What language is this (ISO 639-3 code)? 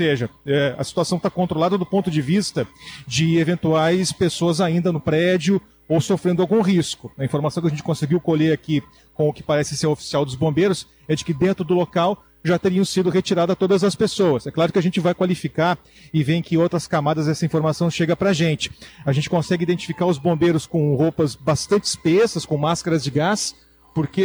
por